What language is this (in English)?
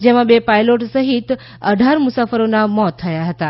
Gujarati